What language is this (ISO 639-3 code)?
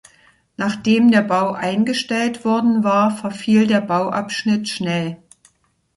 deu